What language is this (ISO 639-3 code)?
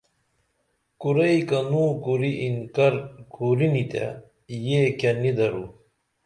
dml